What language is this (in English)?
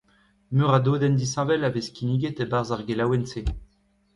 Breton